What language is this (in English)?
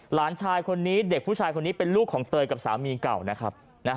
Thai